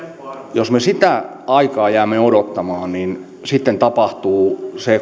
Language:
Finnish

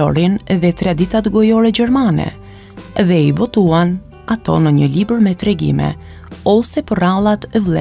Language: Romanian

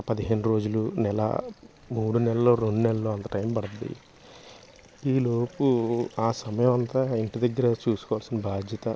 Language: Telugu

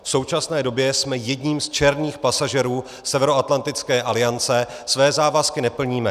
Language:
Czech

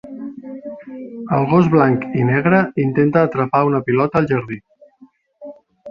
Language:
Catalan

